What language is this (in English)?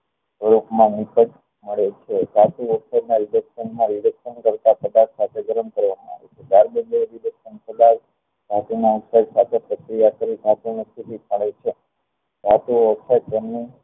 Gujarati